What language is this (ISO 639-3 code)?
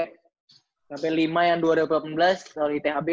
ind